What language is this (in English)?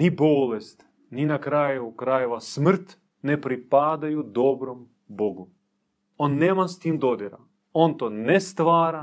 Croatian